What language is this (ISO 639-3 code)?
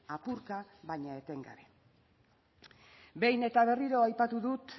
eus